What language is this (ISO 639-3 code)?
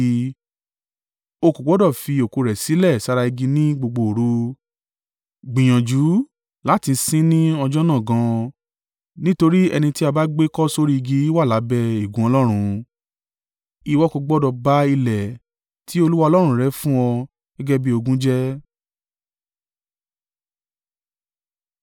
yor